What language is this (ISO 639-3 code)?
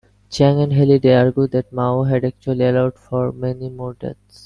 eng